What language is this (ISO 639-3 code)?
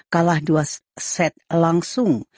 ind